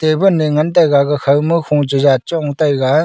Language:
Wancho Naga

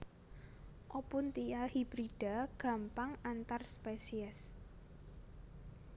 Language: Javanese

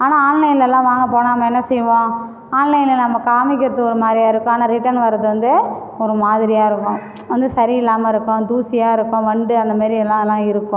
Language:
Tamil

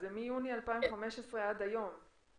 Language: Hebrew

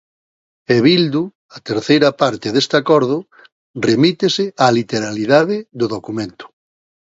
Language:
Galician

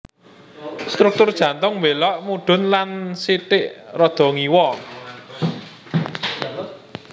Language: Javanese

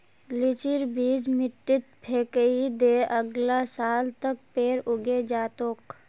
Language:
Magahi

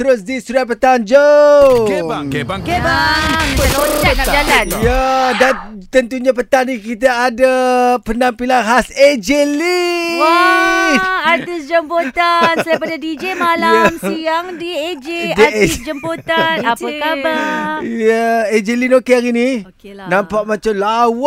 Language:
Malay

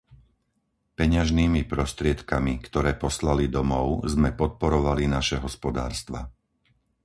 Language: Slovak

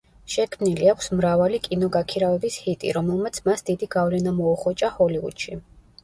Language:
Georgian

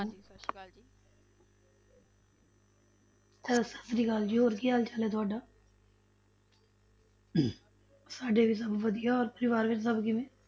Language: Punjabi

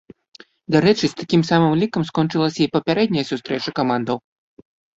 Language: Belarusian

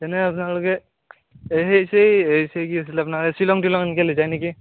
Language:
Assamese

